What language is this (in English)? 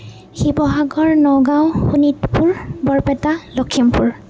Assamese